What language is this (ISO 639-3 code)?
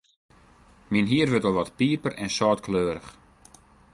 fry